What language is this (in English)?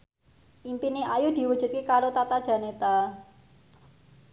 Javanese